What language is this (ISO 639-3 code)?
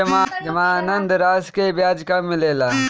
bho